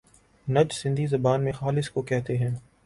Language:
Urdu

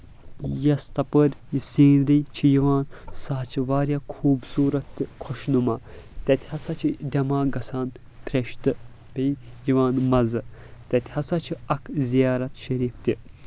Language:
Kashmiri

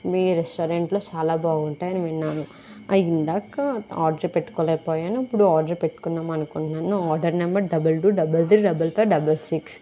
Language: Telugu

